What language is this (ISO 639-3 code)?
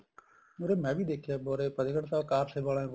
pan